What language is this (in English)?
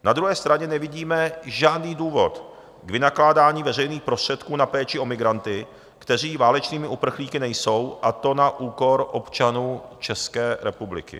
Czech